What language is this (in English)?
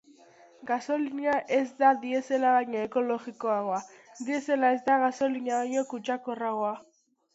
Basque